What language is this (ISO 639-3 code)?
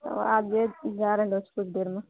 mai